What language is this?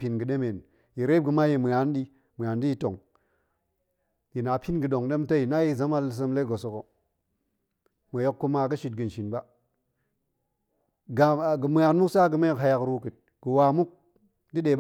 Goemai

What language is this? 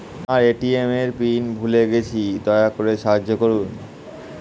Bangla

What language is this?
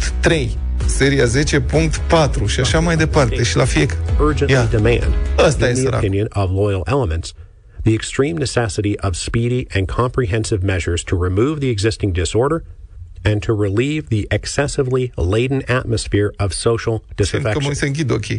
Romanian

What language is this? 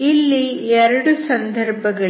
Kannada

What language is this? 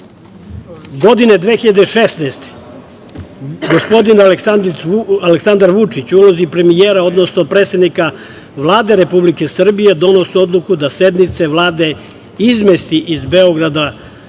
Serbian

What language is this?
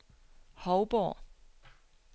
Danish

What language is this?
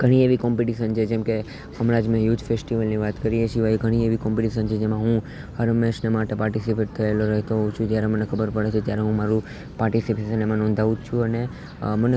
Gujarati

